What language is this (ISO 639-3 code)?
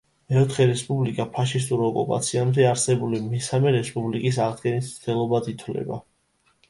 kat